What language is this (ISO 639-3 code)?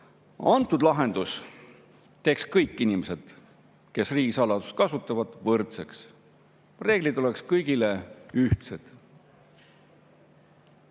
est